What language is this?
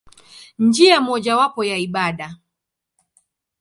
Swahili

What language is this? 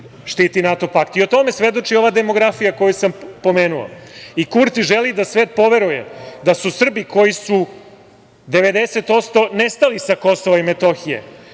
Serbian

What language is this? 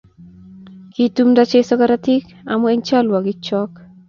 Kalenjin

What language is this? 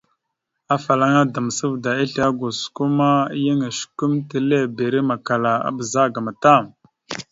Mada (Cameroon)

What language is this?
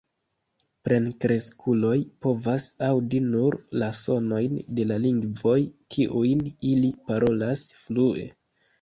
Esperanto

